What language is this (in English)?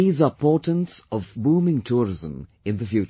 English